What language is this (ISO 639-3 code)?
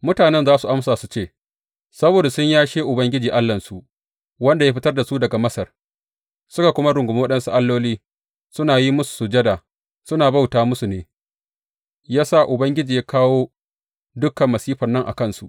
hau